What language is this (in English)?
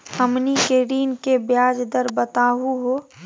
Magahi